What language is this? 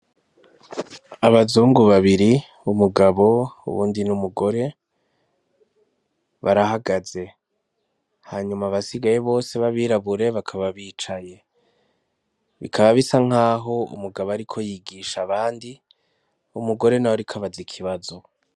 Rundi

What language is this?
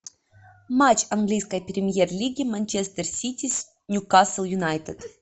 Russian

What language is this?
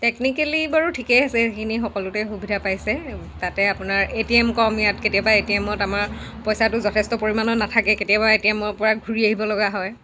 Assamese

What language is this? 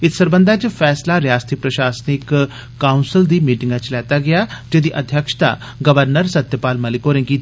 Dogri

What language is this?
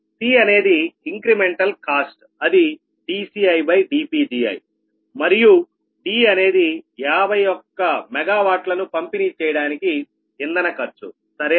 Telugu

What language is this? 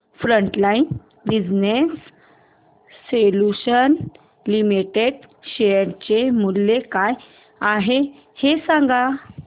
Marathi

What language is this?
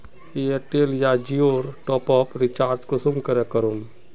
Magahi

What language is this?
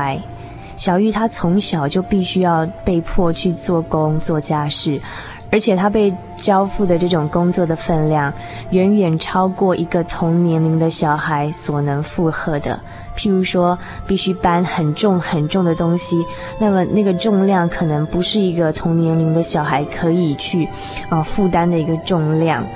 Chinese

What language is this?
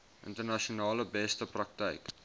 Afrikaans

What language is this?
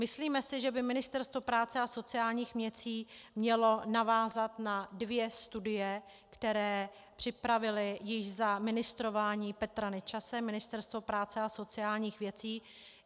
Czech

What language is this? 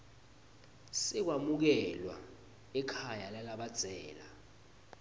Swati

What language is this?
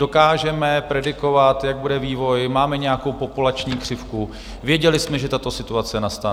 Czech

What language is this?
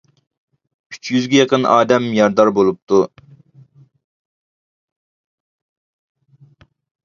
Uyghur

